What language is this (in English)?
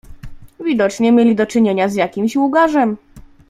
Polish